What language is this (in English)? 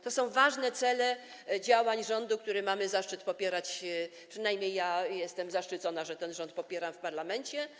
Polish